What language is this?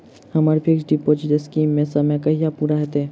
Maithili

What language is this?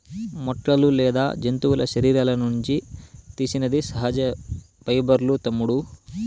Telugu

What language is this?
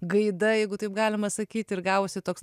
Lithuanian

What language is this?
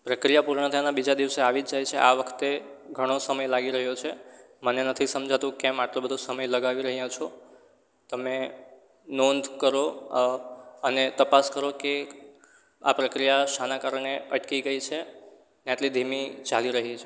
Gujarati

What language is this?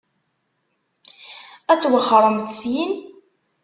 Kabyle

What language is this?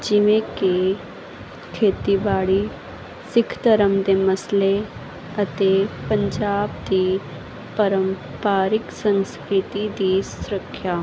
Punjabi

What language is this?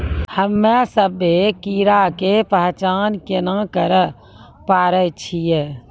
Maithili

